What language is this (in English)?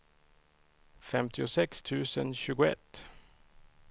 Swedish